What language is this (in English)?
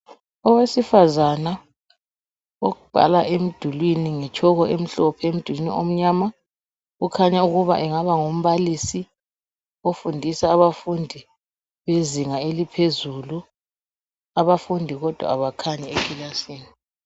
North Ndebele